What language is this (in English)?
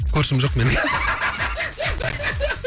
Kazakh